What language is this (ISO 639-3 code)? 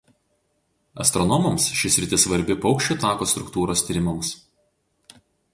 lit